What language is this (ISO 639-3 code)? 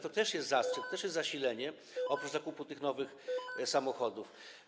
pol